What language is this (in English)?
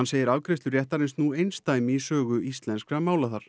Icelandic